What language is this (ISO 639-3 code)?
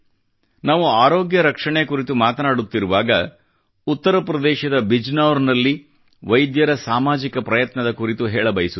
kan